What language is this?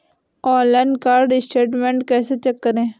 Hindi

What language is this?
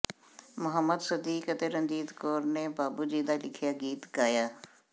Punjabi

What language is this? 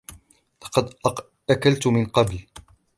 Arabic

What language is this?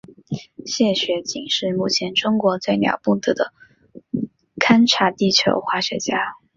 Chinese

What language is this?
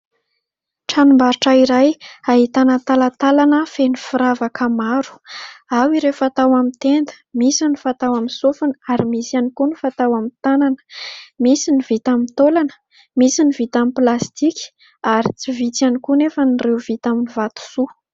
Malagasy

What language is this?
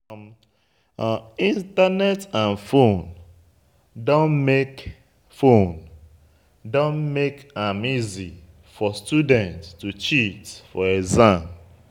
Nigerian Pidgin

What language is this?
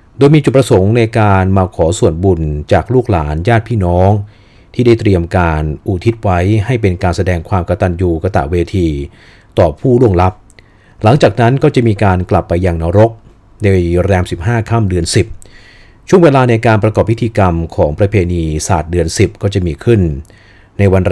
Thai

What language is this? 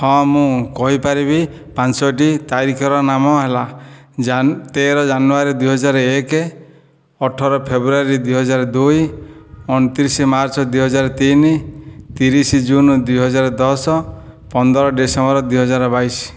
Odia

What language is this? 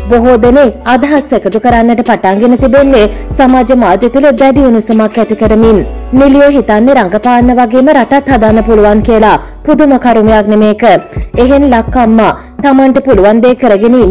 Thai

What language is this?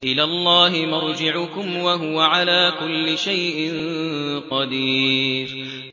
Arabic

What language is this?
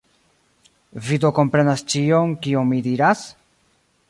Esperanto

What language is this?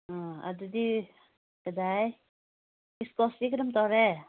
Manipuri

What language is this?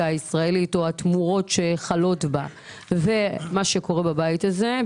Hebrew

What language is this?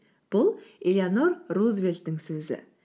Kazakh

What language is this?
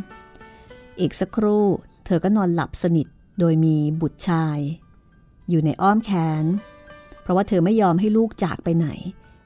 Thai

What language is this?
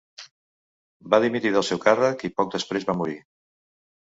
Catalan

